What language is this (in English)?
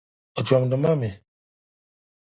Dagbani